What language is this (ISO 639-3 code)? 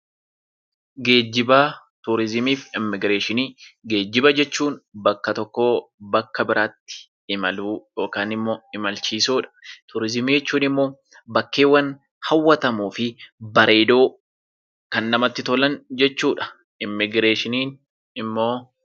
orm